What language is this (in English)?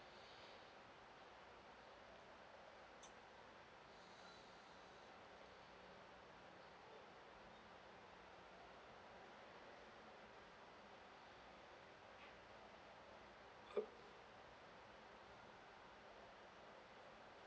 English